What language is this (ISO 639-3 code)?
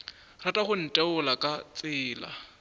nso